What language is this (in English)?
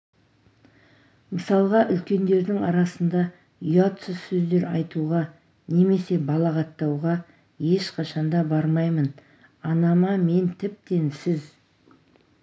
Kazakh